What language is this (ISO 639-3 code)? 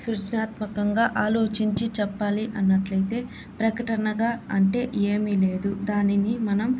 tel